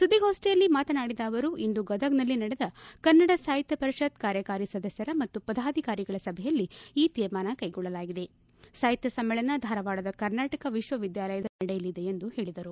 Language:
Kannada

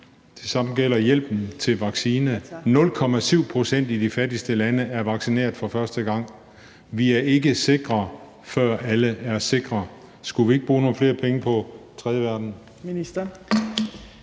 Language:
Danish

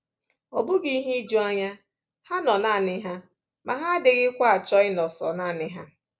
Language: Igbo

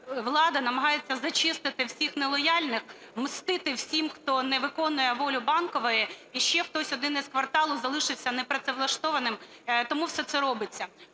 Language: Ukrainian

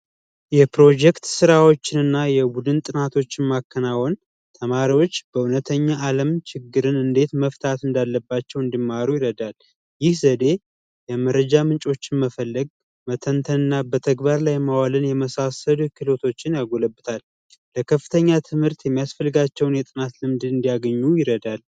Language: Amharic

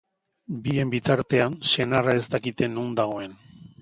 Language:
Basque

